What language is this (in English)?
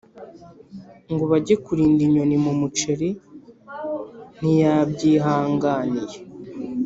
Kinyarwanda